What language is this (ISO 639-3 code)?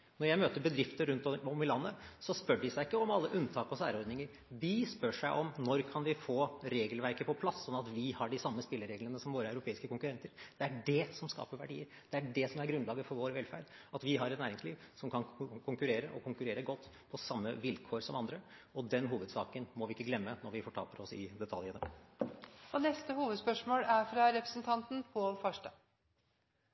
nor